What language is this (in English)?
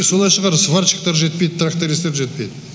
Kazakh